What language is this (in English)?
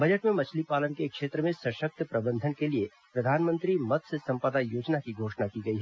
Hindi